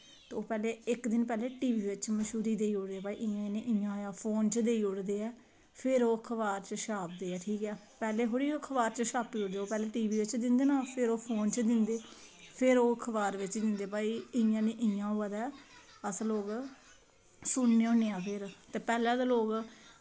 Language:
Dogri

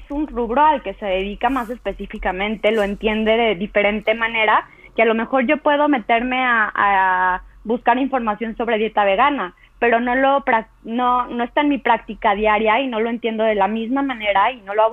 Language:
Spanish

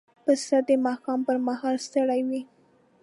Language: Pashto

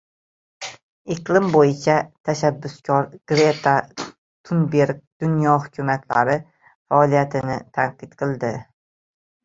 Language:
Uzbek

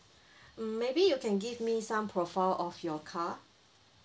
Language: English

